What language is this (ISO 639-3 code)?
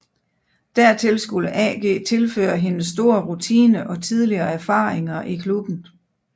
dan